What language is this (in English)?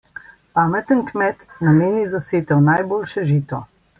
Slovenian